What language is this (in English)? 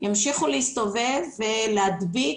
Hebrew